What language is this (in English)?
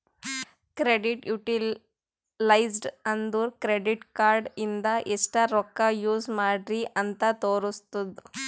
Kannada